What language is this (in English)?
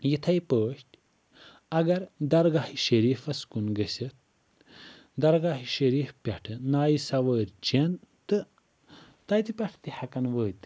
Kashmiri